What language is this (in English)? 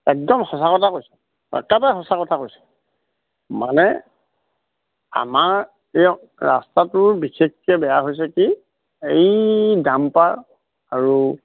Assamese